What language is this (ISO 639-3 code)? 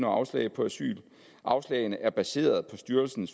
dan